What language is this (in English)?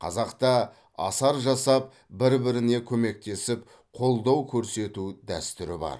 Kazakh